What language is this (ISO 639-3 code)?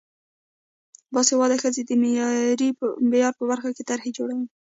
pus